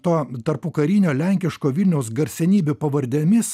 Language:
Lithuanian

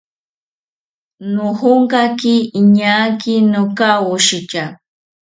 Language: South Ucayali Ashéninka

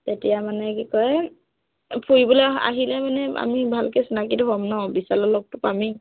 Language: Assamese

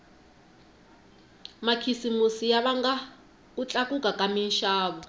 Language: Tsonga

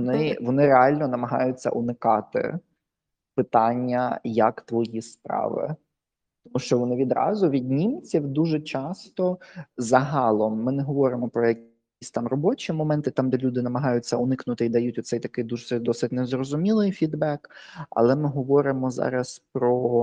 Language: Ukrainian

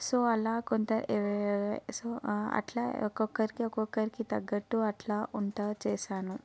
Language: Telugu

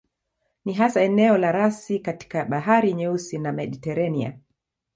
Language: Swahili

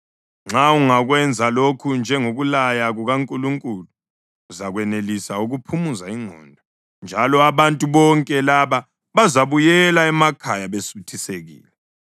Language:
North Ndebele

